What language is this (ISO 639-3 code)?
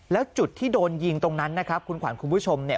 tha